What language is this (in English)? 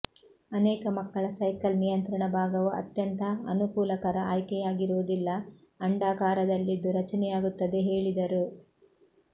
Kannada